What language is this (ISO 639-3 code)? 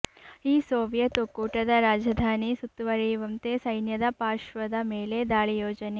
kan